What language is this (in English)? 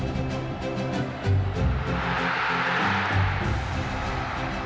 Thai